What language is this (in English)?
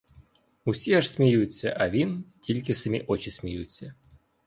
Ukrainian